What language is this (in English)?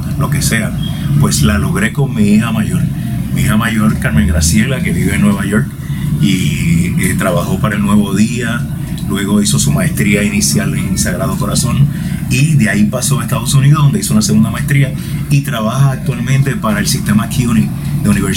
Spanish